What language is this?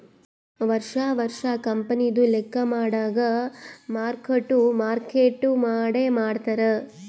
Kannada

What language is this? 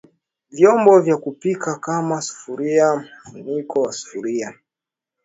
Swahili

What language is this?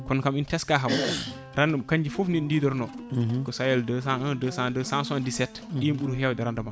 Fula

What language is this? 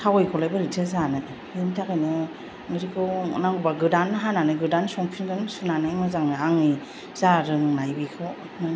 Bodo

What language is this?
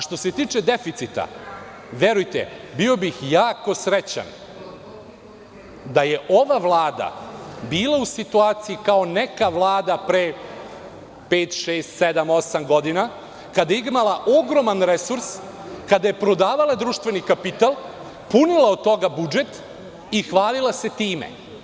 Serbian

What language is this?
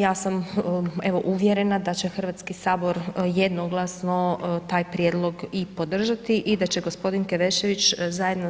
Croatian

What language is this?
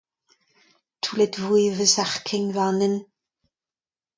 Breton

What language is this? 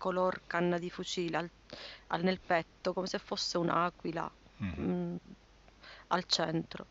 Italian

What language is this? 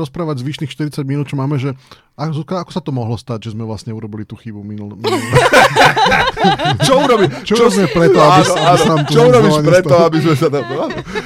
Slovak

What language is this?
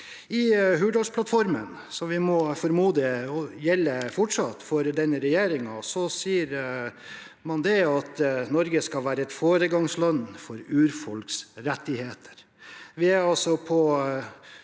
Norwegian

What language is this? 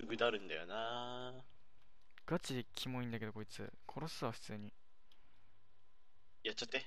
Japanese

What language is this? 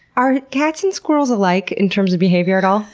English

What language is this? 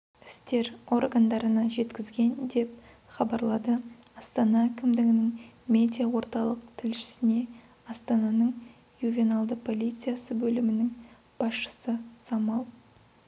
Kazakh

